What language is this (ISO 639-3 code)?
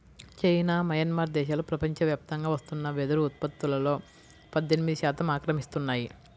tel